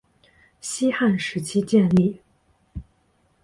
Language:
Chinese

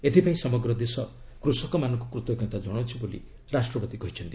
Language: Odia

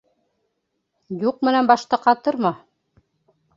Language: Bashkir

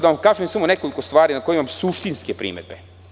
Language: Serbian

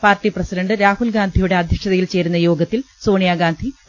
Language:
Malayalam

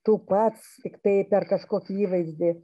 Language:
Lithuanian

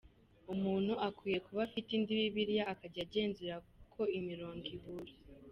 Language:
Kinyarwanda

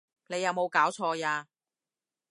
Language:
Cantonese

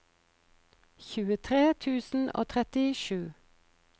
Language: Norwegian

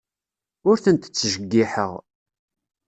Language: Kabyle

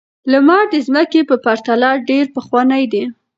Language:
Pashto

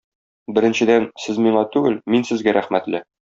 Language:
Tatar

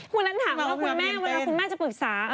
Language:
Thai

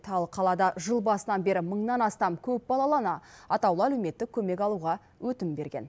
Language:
Kazakh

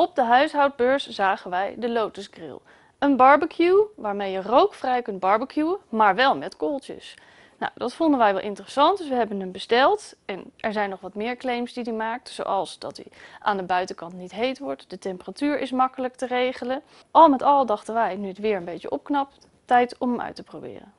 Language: Dutch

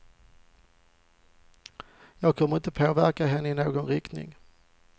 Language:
Swedish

